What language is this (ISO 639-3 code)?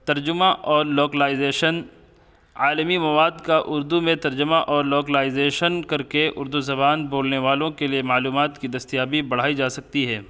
urd